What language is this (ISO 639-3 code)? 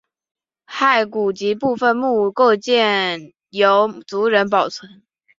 zho